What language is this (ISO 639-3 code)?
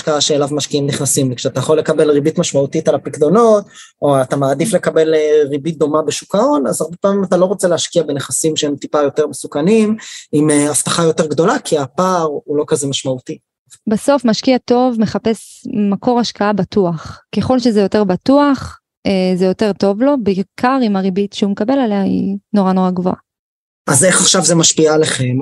heb